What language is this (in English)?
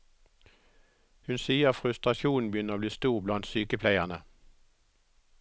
Norwegian